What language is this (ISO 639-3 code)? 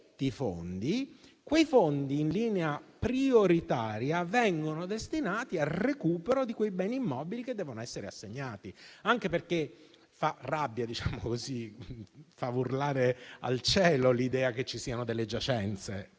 ita